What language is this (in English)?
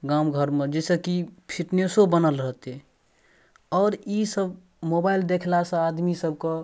Maithili